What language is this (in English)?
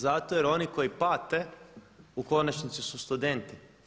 Croatian